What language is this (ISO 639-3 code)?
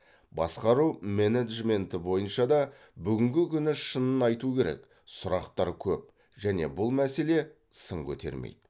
kaz